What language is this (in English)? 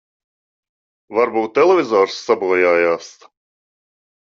Latvian